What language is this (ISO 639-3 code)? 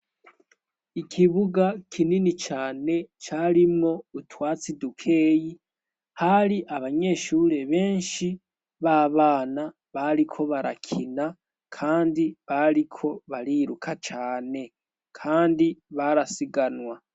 run